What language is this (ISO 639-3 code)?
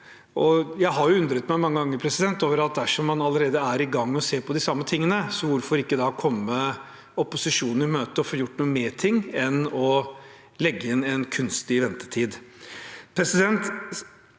nor